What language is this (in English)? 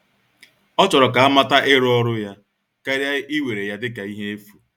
Igbo